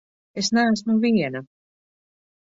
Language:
Latvian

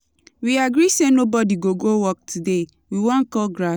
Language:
Nigerian Pidgin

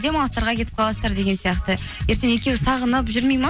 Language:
Kazakh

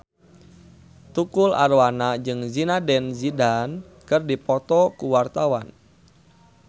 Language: Sundanese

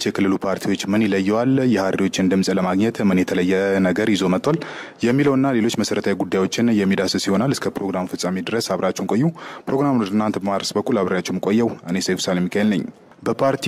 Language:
Turkish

